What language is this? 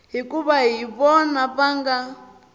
Tsonga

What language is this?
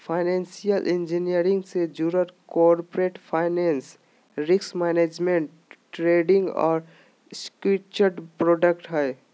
Magahi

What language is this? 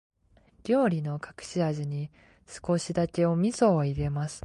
Japanese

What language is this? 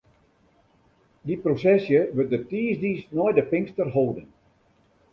Western Frisian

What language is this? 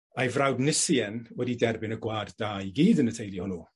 Welsh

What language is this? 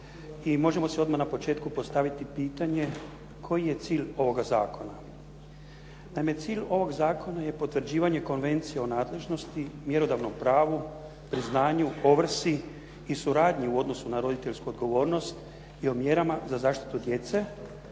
Croatian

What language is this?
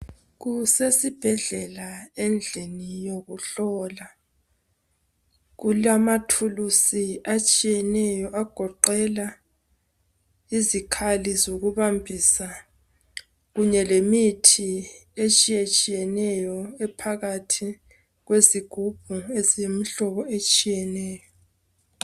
North Ndebele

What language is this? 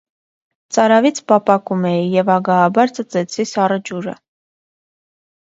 Armenian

